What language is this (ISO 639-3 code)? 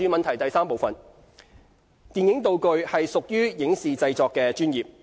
yue